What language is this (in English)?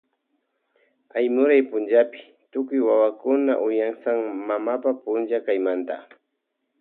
Loja Highland Quichua